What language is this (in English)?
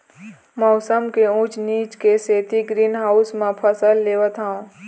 Chhattisgarhi